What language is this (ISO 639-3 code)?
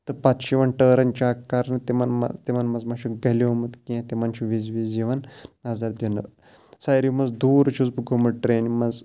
kas